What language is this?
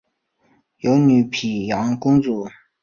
Chinese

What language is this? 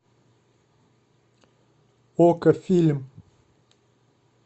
Russian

